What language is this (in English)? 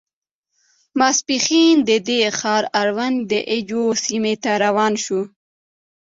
Pashto